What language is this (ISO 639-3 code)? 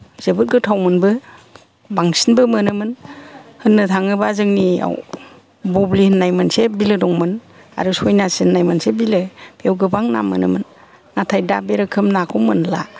brx